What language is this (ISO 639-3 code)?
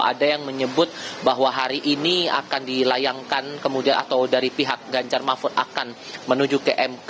ind